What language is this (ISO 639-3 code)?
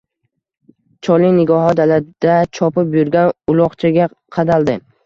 uzb